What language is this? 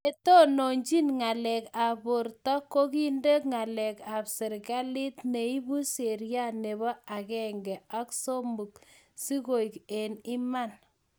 Kalenjin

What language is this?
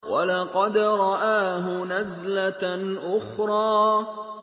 Arabic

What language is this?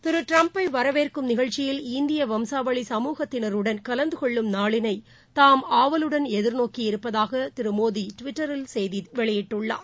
Tamil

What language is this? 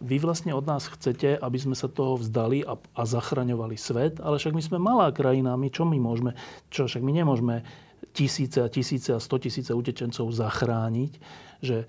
Slovak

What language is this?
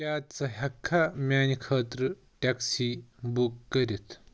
Kashmiri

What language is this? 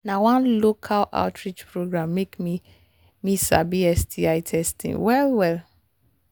Nigerian Pidgin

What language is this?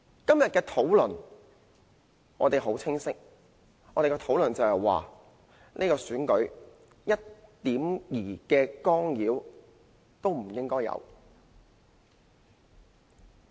Cantonese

